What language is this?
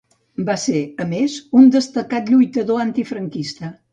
Catalan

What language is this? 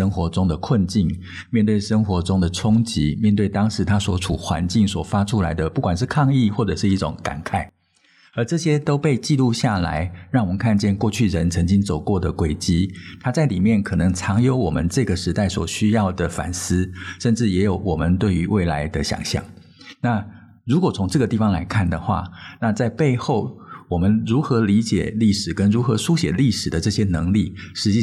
Chinese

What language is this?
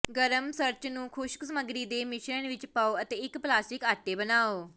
Punjabi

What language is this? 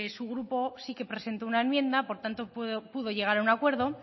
Spanish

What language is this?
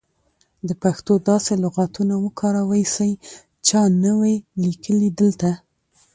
Pashto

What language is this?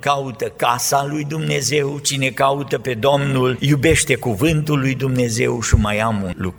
Romanian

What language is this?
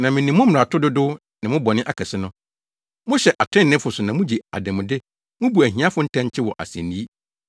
Akan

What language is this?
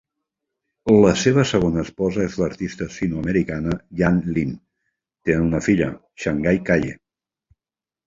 Catalan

